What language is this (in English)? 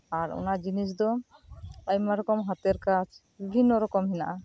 Santali